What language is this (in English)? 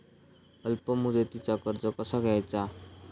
Marathi